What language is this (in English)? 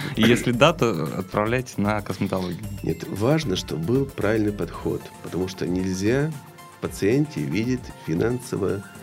Russian